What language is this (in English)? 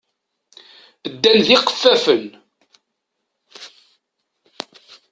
Kabyle